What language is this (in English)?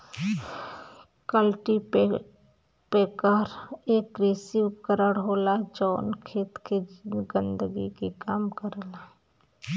Bhojpuri